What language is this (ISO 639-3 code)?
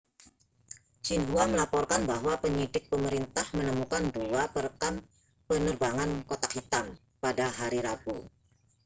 ind